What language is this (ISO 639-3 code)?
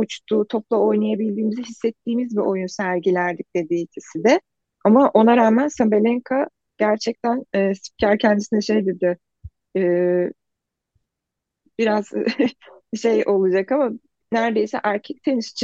tur